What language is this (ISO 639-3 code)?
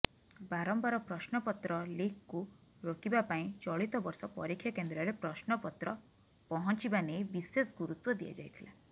ori